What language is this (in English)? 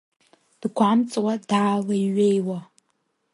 Abkhazian